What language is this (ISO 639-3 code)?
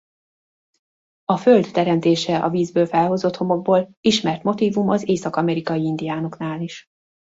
hun